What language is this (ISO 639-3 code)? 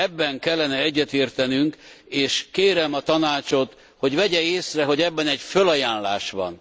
hun